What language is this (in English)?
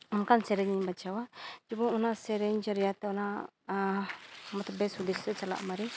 Santali